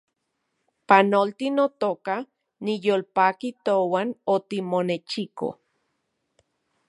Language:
Central Puebla Nahuatl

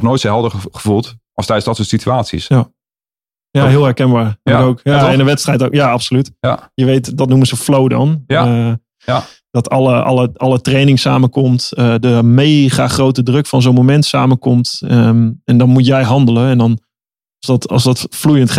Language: Dutch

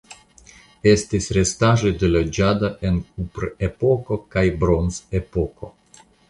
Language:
Esperanto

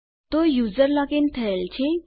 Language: Gujarati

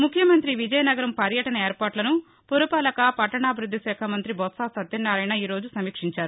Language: Telugu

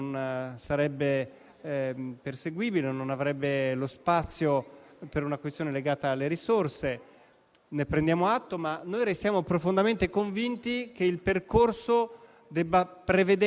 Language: Italian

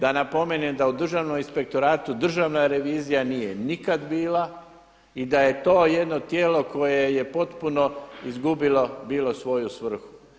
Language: Croatian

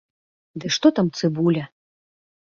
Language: Belarusian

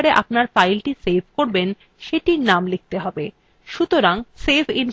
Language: Bangla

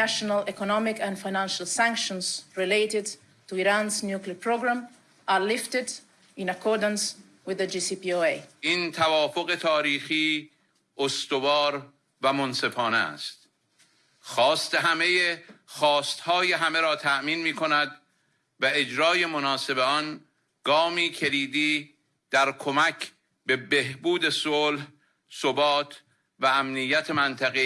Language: German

